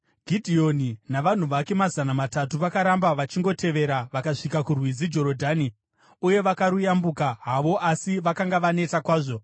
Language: Shona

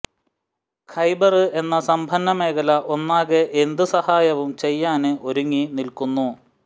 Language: Malayalam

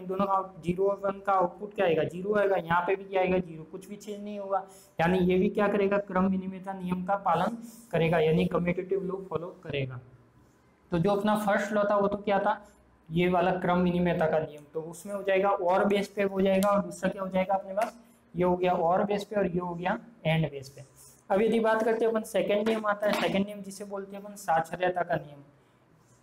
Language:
Hindi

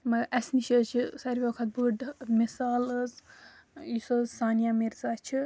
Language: Kashmiri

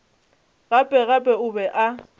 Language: Northern Sotho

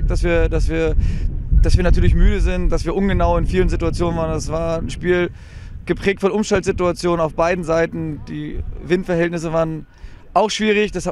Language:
German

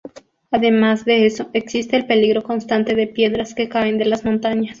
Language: Spanish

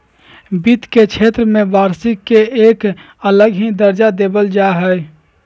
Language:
Magahi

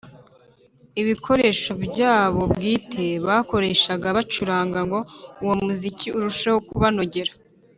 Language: Kinyarwanda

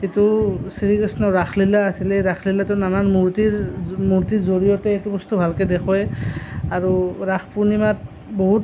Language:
Assamese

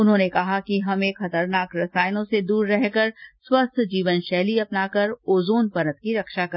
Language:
Hindi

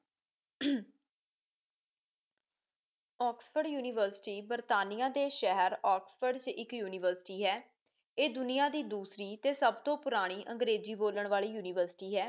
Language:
Punjabi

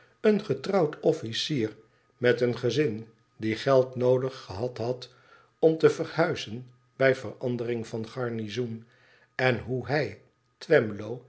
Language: Dutch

